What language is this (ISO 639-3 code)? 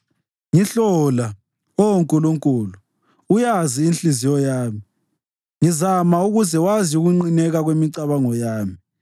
nde